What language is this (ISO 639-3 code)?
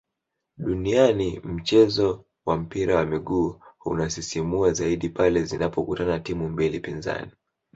swa